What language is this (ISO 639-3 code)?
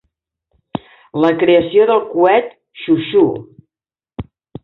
cat